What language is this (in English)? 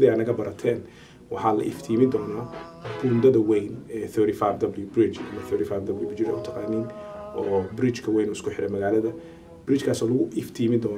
Arabic